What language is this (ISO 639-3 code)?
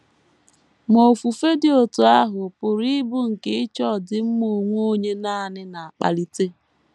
ibo